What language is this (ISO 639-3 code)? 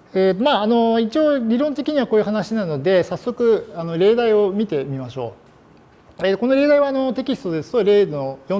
jpn